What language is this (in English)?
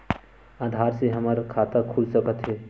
Chhattisgarhi